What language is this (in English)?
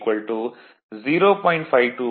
Tamil